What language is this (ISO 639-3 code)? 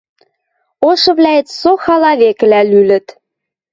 mrj